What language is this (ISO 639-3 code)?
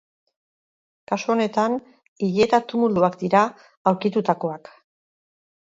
eus